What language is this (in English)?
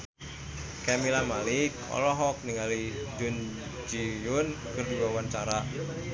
Sundanese